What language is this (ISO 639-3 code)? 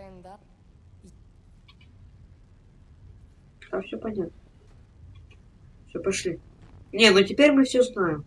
rus